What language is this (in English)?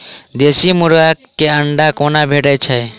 Maithili